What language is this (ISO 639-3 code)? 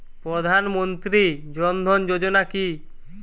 ben